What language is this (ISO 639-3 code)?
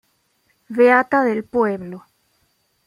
spa